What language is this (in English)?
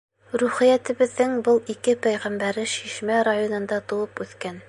Bashkir